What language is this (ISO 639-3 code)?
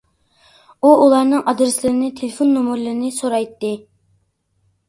uig